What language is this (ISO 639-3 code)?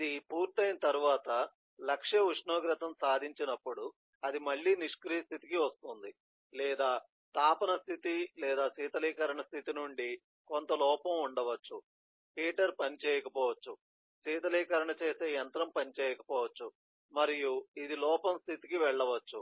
tel